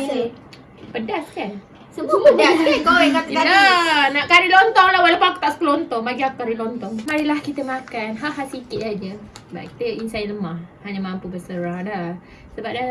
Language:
Malay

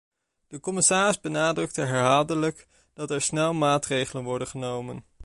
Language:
Dutch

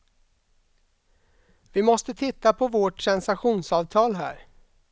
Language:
Swedish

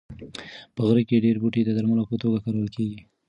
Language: Pashto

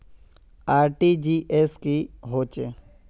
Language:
Magahi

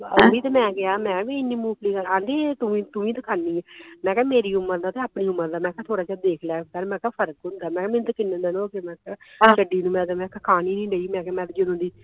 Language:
Punjabi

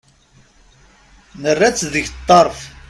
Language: Kabyle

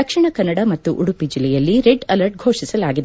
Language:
Kannada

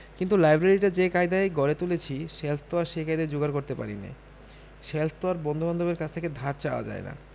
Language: Bangla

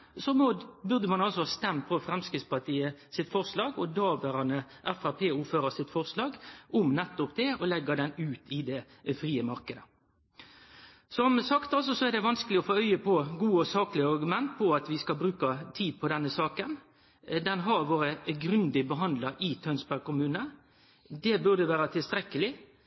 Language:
Norwegian Nynorsk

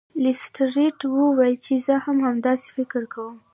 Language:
Pashto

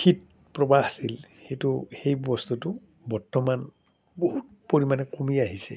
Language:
Assamese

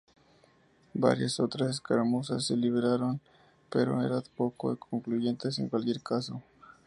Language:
Spanish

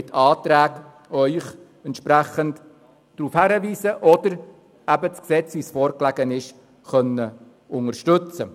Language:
Swiss German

